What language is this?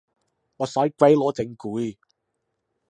Cantonese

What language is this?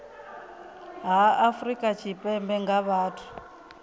Venda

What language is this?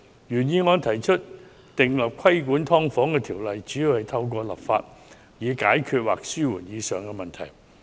Cantonese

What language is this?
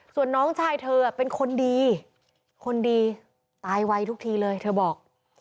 Thai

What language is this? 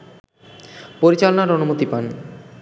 Bangla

